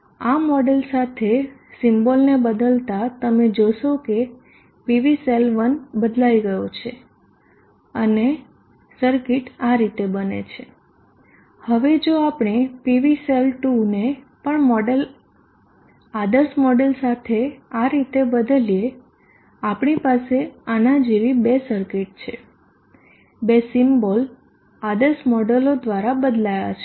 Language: Gujarati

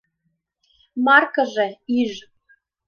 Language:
Mari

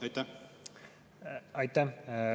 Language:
Estonian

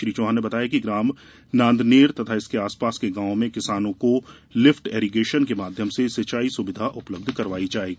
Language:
Hindi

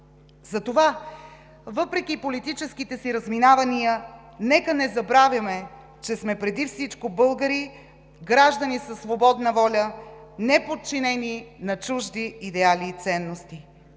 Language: Bulgarian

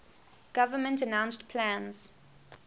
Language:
English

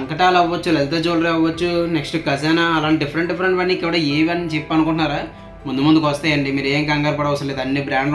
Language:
Telugu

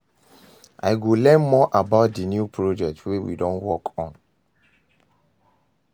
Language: Nigerian Pidgin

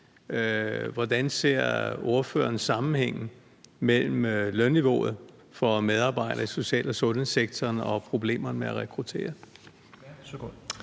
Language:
Danish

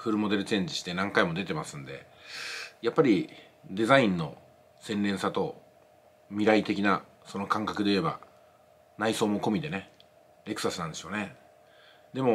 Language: Japanese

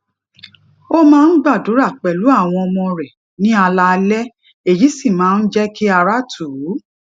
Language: Yoruba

